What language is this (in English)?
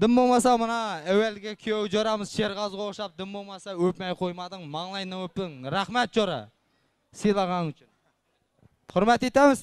Turkish